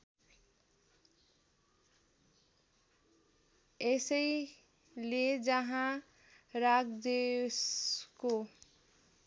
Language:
Nepali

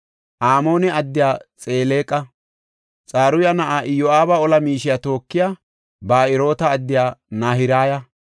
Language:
Gofa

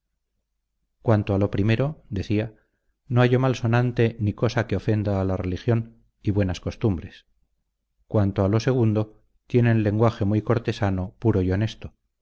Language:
Spanish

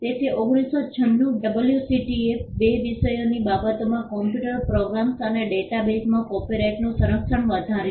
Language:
Gujarati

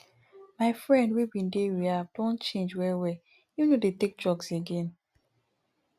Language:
Nigerian Pidgin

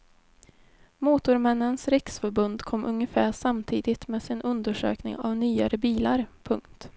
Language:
Swedish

